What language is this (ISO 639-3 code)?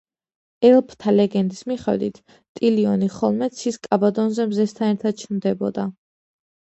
kat